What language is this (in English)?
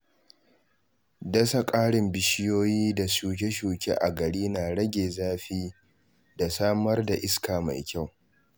Hausa